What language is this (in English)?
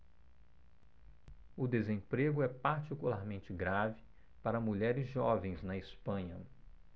Portuguese